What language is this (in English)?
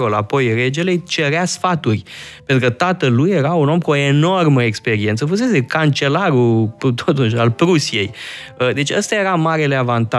Romanian